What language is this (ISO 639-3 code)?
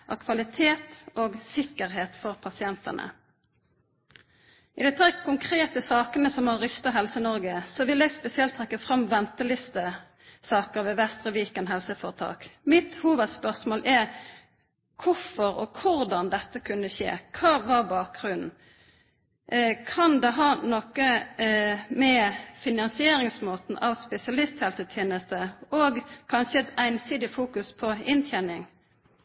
nno